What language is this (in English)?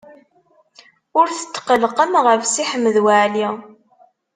Kabyle